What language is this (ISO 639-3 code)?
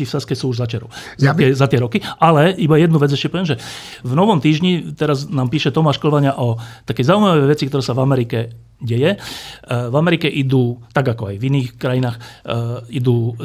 slk